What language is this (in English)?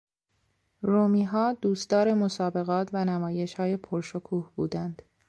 Persian